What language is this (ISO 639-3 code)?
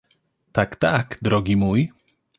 pol